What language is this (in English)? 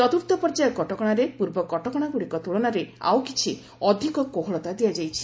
Odia